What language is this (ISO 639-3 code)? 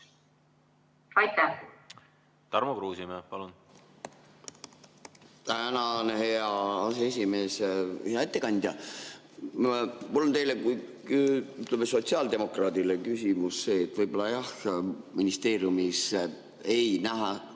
est